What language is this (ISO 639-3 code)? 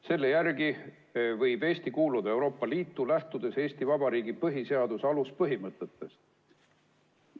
est